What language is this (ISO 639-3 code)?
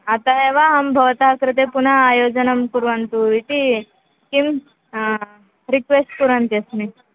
san